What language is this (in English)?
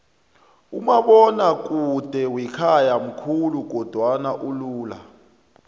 South Ndebele